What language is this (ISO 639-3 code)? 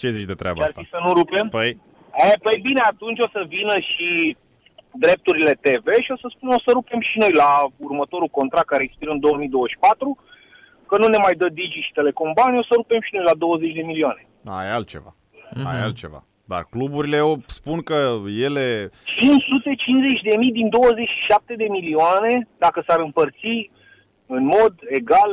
ron